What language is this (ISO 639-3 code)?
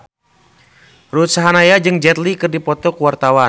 sun